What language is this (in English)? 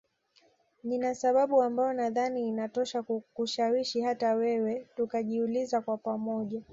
Swahili